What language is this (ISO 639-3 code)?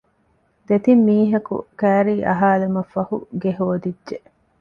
div